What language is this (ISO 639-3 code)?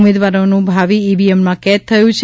guj